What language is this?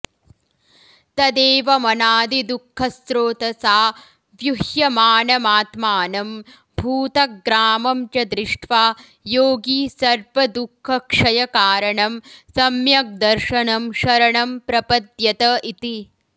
Sanskrit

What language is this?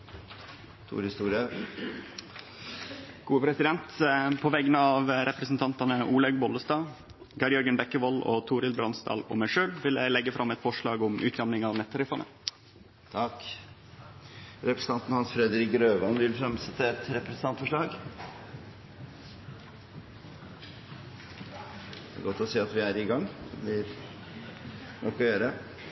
Norwegian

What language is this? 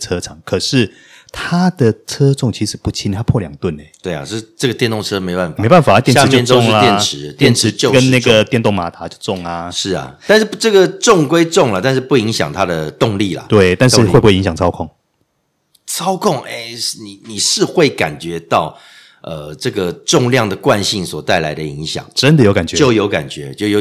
Chinese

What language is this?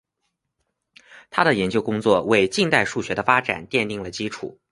Chinese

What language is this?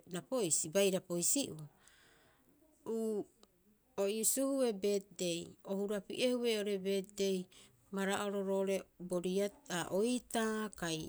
Rapoisi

